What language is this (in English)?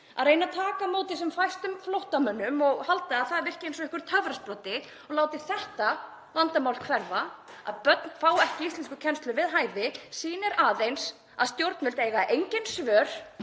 Icelandic